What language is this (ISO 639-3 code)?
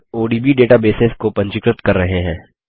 hin